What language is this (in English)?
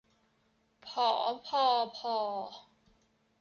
Thai